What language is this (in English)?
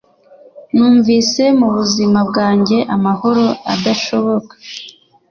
Kinyarwanda